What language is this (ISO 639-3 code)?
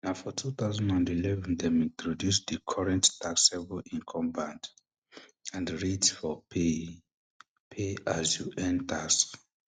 pcm